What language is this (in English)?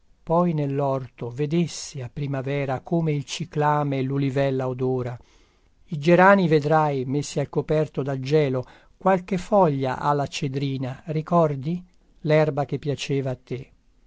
Italian